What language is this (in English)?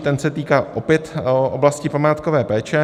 Czech